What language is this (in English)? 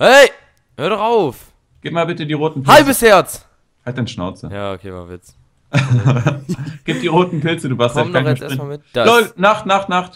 German